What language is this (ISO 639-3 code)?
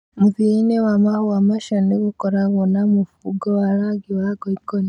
kik